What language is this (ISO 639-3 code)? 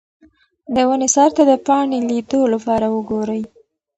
pus